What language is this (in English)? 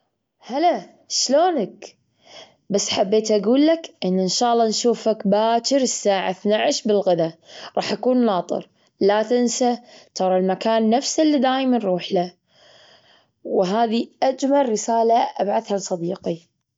Gulf Arabic